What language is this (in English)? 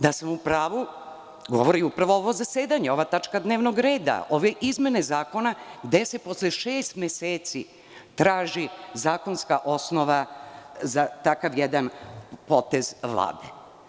Serbian